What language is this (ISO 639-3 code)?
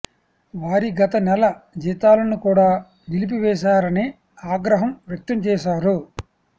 tel